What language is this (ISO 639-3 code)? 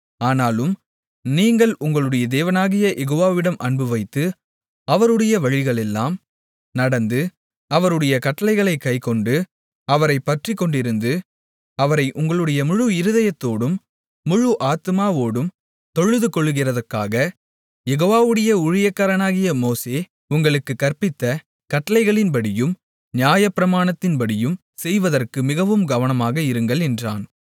tam